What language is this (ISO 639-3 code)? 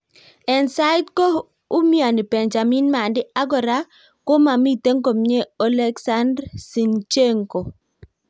kln